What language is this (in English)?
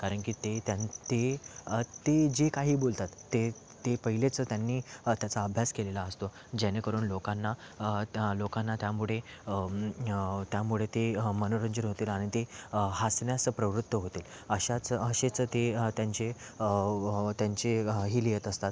Marathi